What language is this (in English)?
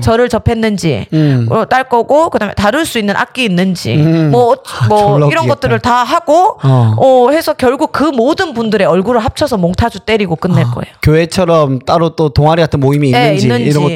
Korean